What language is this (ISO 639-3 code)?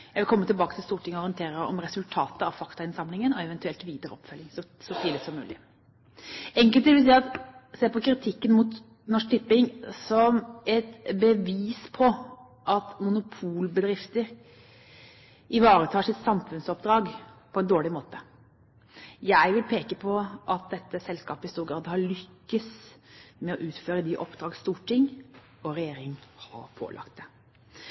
nob